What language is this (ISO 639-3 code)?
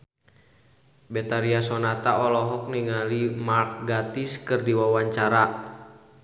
sun